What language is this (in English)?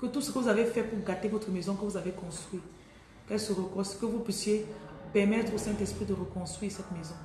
French